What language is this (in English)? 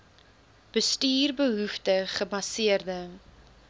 Afrikaans